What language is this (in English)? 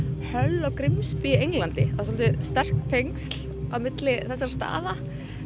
Icelandic